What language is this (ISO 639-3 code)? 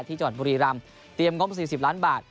tha